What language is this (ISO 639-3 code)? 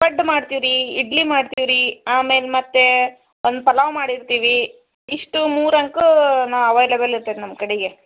kan